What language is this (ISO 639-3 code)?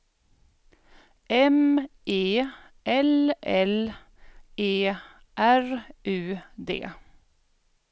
swe